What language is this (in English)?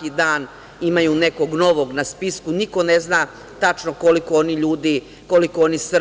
Serbian